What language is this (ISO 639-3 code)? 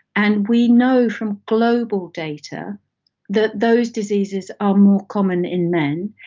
eng